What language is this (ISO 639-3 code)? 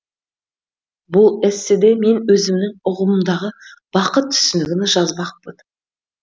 kaz